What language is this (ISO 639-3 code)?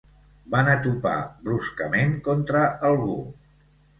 cat